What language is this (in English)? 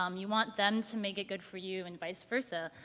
English